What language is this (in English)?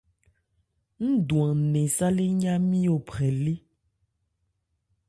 Ebrié